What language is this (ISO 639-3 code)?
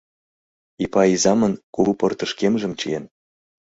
chm